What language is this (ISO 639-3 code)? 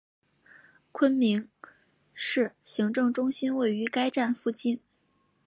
zho